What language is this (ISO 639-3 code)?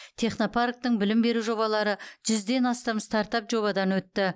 kaz